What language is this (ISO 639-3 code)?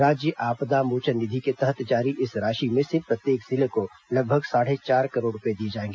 hin